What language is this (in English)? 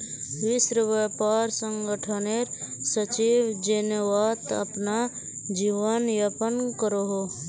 Magahi